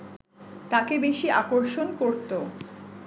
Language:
Bangla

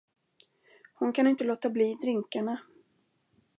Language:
Swedish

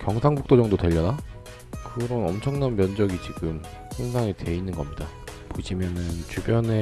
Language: Korean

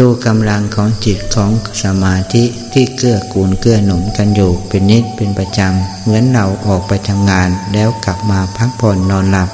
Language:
Thai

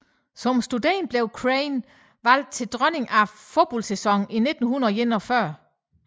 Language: Danish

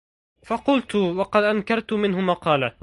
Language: Arabic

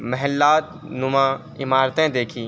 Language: Urdu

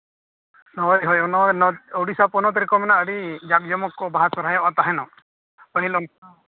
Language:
Santali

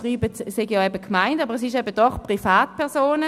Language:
Swiss German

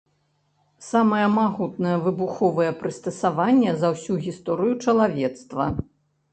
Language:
Belarusian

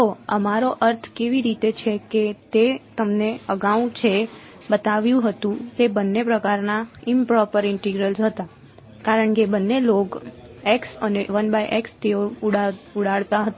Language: Gujarati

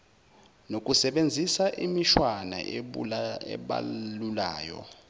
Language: Zulu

